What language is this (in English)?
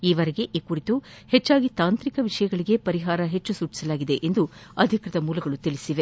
Kannada